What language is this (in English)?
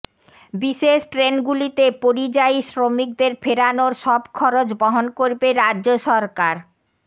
Bangla